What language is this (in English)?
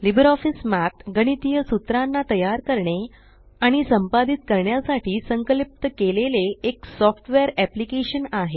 Marathi